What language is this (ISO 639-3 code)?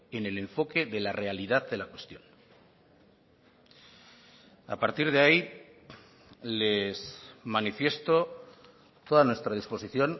spa